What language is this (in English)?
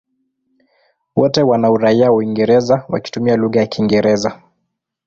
Swahili